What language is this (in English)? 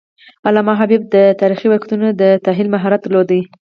Pashto